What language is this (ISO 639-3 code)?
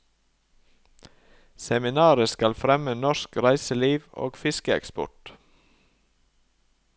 nor